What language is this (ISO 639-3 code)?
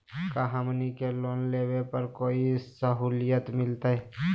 mag